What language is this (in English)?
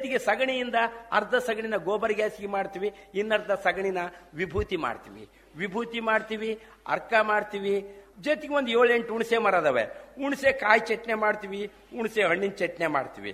Kannada